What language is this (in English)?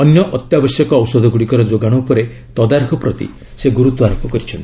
Odia